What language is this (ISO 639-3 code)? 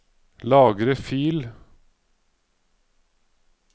nor